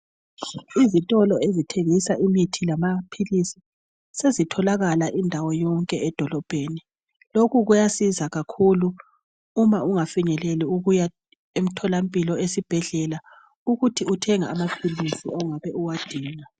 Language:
North Ndebele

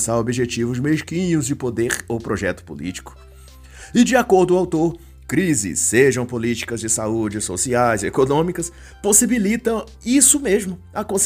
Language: Portuguese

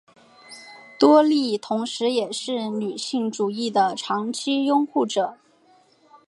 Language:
Chinese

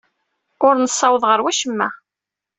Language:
Kabyle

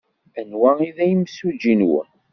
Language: Kabyle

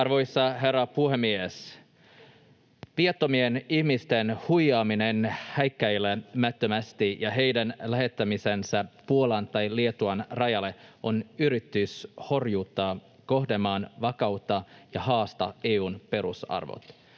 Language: Finnish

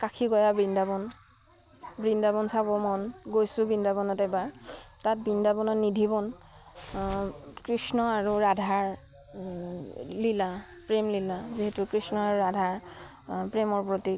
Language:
Assamese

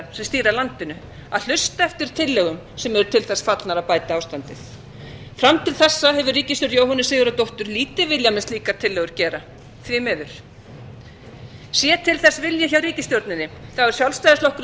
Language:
Icelandic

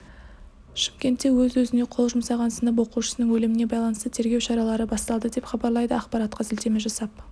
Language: Kazakh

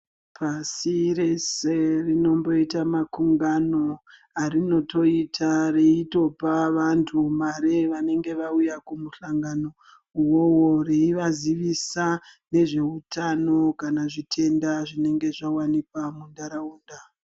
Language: Ndau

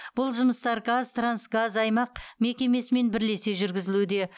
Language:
Kazakh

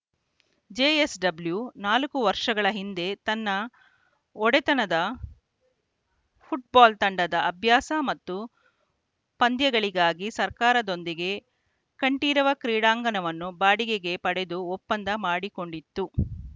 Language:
Kannada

